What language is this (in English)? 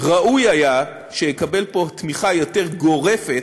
Hebrew